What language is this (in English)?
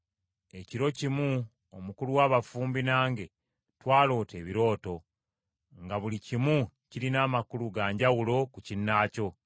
Ganda